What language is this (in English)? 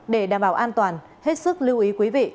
Vietnamese